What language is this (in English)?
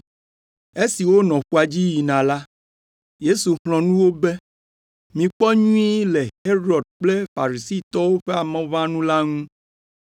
Ewe